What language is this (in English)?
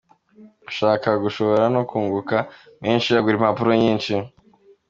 Kinyarwanda